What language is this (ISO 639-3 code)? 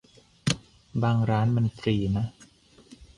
tha